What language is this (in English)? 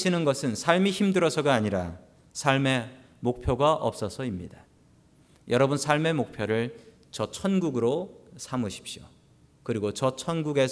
Korean